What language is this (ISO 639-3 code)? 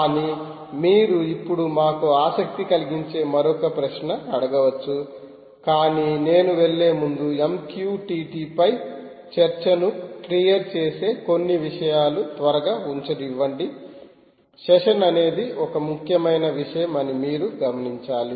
tel